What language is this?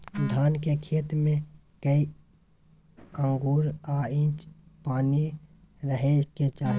Maithili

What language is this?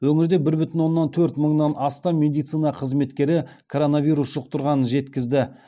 Kazakh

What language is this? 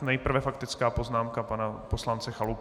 Czech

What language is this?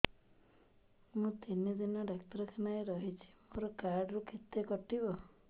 Odia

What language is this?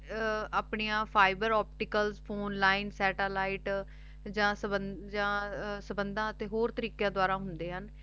Punjabi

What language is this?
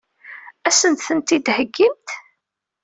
Kabyle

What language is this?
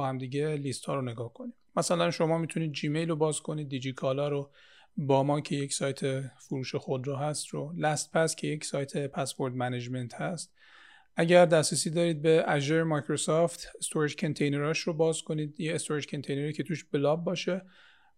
Persian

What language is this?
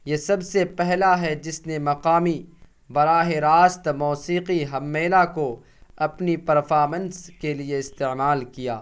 Urdu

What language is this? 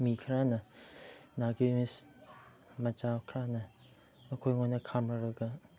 Manipuri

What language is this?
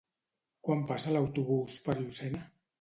Catalan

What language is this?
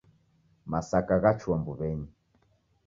Taita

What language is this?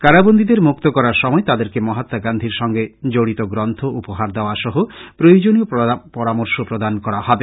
Bangla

